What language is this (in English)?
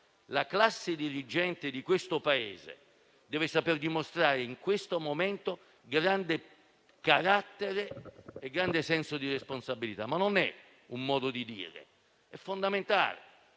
Italian